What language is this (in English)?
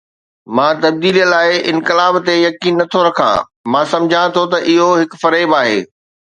Sindhi